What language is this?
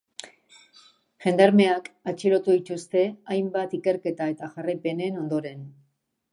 Basque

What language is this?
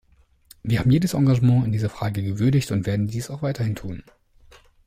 German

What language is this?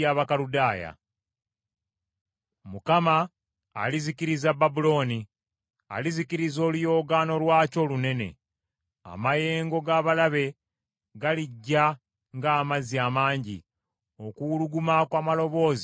Ganda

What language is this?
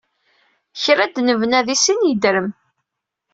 Kabyle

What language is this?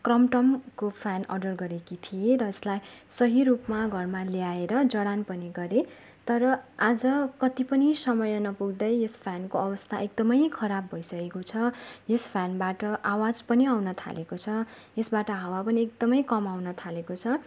Nepali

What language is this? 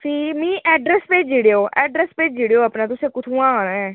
Dogri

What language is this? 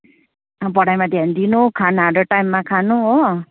Nepali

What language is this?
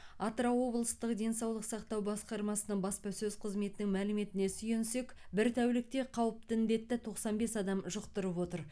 Kazakh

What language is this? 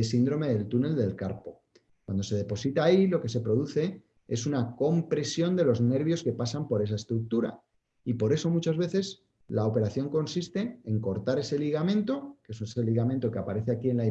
Spanish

